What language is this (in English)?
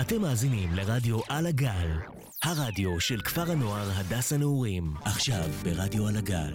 Hebrew